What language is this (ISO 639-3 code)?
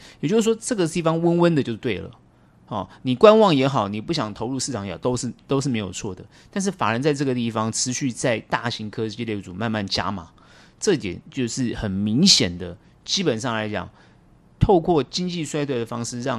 zho